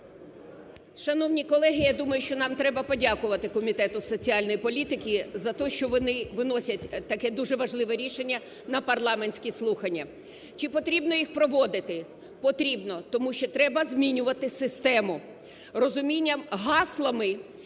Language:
Ukrainian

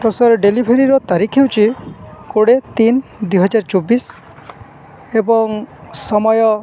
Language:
Odia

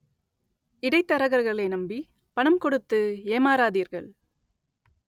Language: Tamil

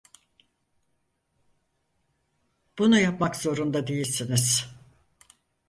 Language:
Turkish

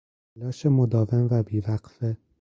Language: Persian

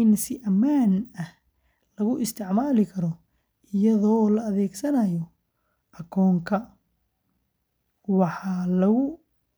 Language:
Somali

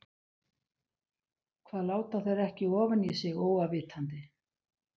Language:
Icelandic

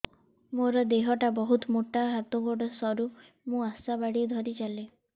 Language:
Odia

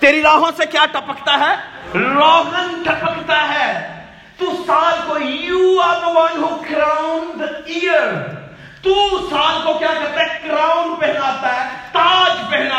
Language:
Urdu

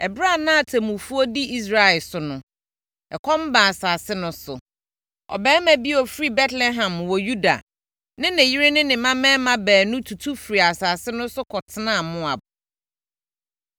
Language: Akan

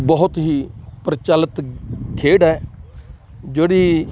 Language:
Punjabi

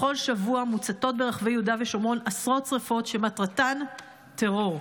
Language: Hebrew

